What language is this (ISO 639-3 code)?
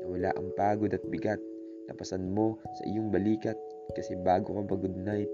fil